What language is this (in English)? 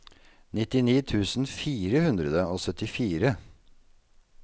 Norwegian